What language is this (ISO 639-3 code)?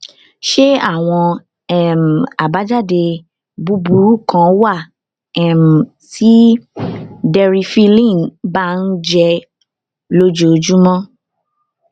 yor